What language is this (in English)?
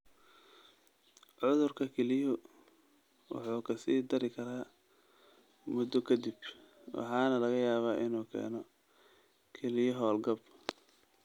Somali